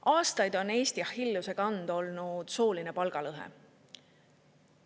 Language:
Estonian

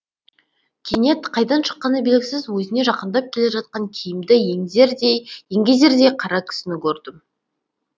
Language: Kazakh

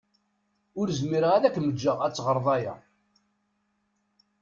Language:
Kabyle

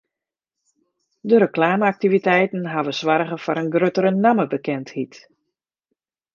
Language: Western Frisian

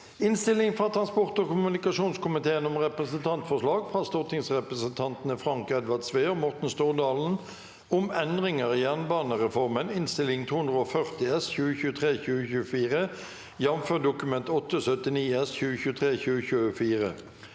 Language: Norwegian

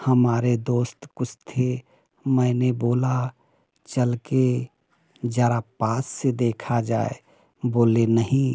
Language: Hindi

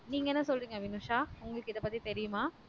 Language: Tamil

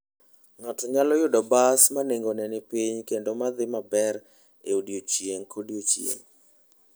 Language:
Luo (Kenya and Tanzania)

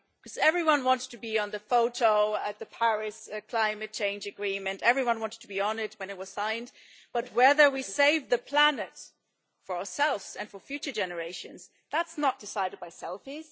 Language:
English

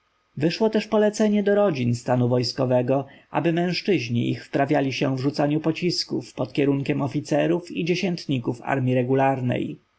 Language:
Polish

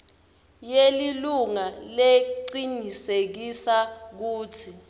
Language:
Swati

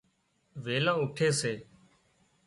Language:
Wadiyara Koli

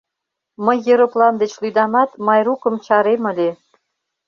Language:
Mari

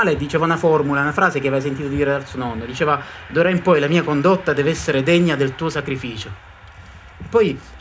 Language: Italian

